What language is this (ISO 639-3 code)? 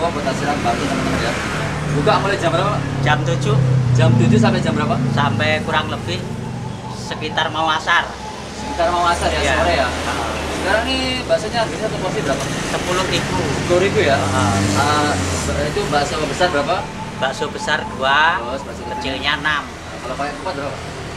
ind